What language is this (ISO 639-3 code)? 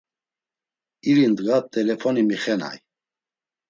lzz